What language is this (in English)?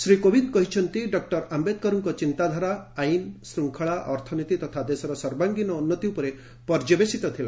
Odia